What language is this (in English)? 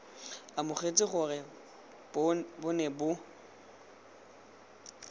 Tswana